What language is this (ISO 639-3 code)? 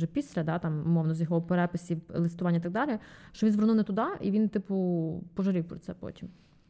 ukr